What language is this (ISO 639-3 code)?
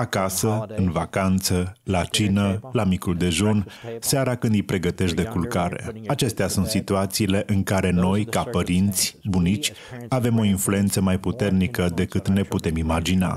ron